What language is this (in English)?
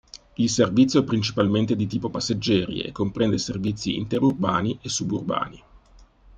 Italian